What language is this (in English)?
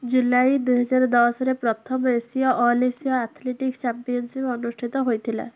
Odia